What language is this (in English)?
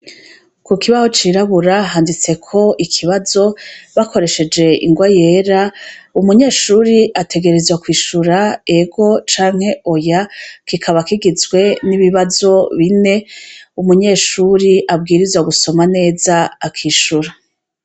Rundi